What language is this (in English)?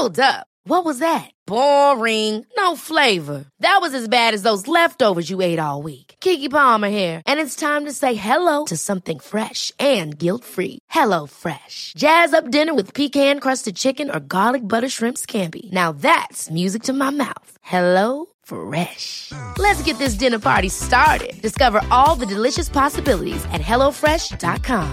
Persian